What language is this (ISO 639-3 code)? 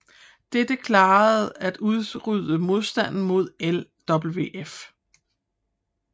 dan